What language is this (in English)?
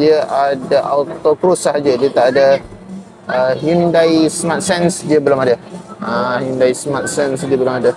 Malay